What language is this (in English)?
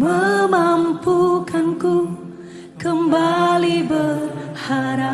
Indonesian